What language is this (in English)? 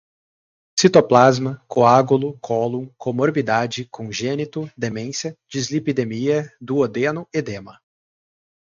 Portuguese